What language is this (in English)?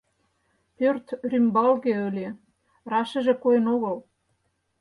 Mari